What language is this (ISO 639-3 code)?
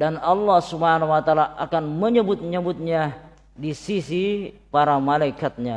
ind